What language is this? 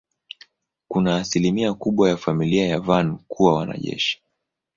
Swahili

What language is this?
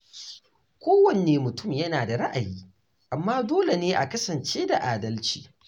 Hausa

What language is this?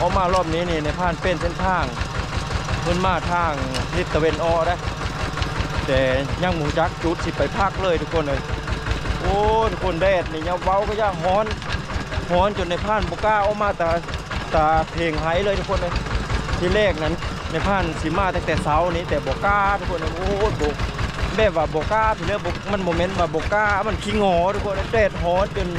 Thai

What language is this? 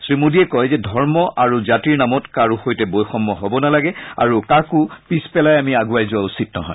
Assamese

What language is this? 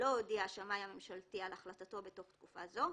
Hebrew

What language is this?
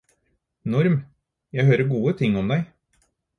Norwegian Bokmål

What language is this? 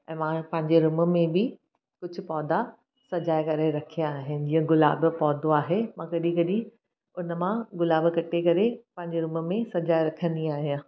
Sindhi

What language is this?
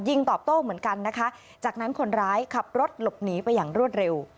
Thai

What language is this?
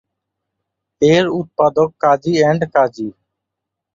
Bangla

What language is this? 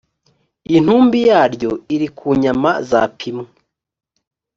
Kinyarwanda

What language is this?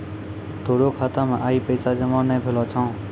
Maithili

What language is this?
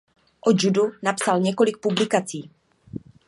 Czech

